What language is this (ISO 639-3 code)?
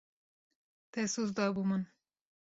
kur